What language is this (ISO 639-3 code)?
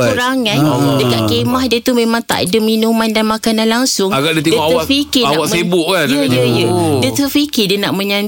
msa